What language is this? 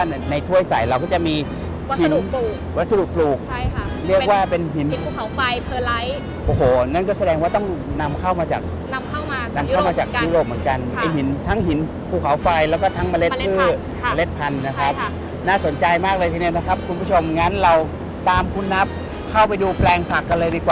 Thai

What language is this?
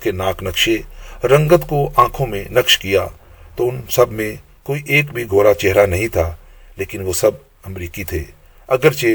Urdu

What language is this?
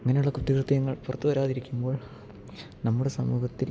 Malayalam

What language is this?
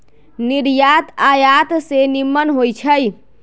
Magahi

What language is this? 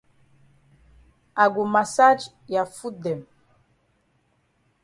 Cameroon Pidgin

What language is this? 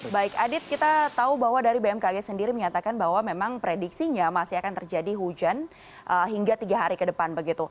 Indonesian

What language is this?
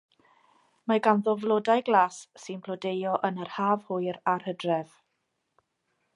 Welsh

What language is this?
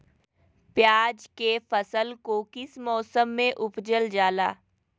Magahi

